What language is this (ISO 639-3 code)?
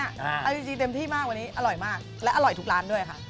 tha